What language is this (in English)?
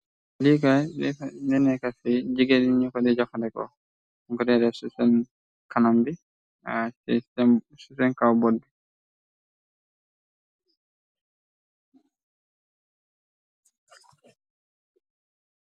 Wolof